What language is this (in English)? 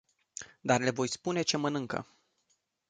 Romanian